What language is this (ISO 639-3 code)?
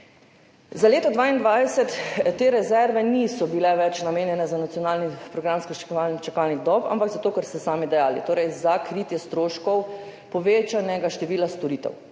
slv